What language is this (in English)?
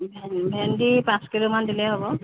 Assamese